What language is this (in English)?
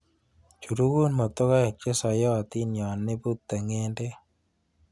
Kalenjin